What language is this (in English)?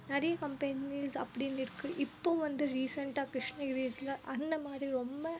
Tamil